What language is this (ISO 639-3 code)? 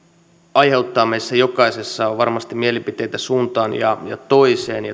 fin